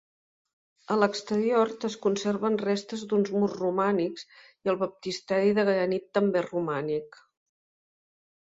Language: Catalan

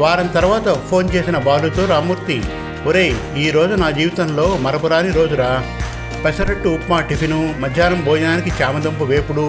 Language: Telugu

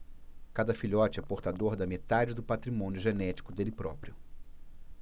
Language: Portuguese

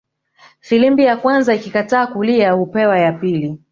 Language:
Swahili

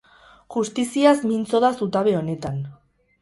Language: Basque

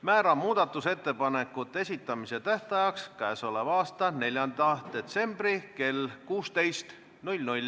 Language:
Estonian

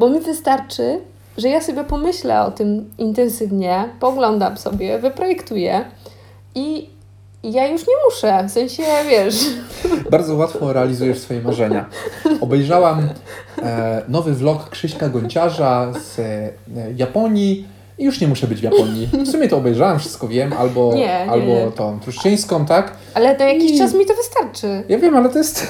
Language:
Polish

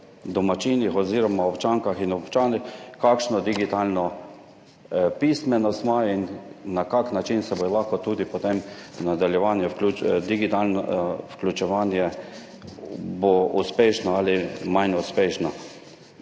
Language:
Slovenian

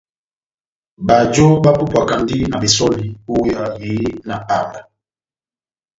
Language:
Batanga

